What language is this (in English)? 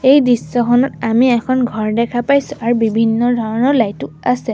Assamese